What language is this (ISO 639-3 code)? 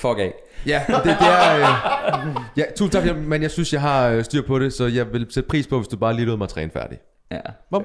dan